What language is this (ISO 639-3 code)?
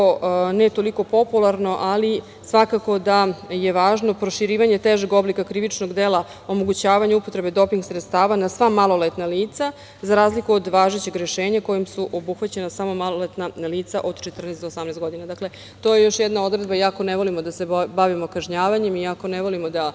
srp